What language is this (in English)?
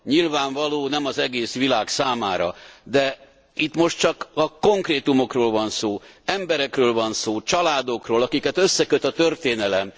Hungarian